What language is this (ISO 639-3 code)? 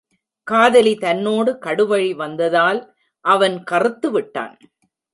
tam